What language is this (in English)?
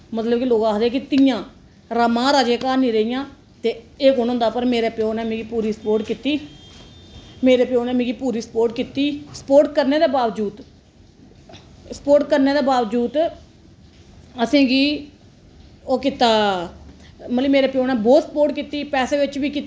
Dogri